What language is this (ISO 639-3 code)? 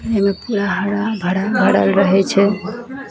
mai